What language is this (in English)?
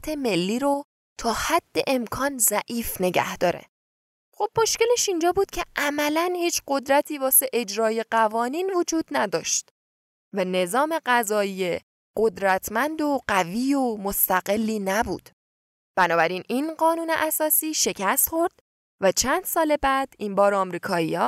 Persian